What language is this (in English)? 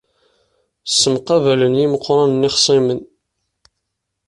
Kabyle